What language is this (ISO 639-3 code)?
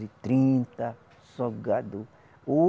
por